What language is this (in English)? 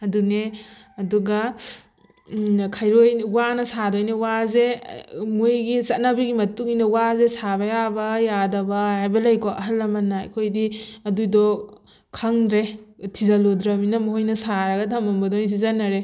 Manipuri